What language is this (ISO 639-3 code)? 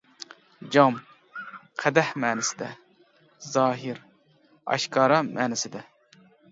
uig